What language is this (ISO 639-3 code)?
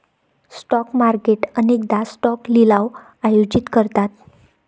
mar